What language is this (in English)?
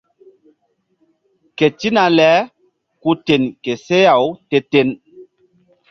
Mbum